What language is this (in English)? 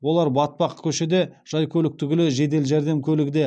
Kazakh